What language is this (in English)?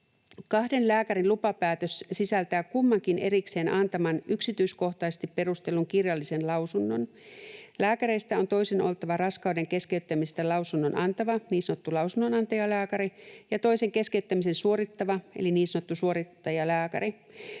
Finnish